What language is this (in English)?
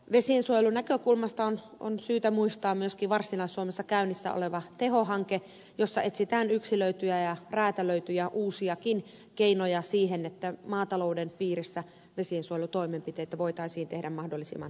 Finnish